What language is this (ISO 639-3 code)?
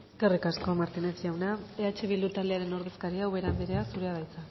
eus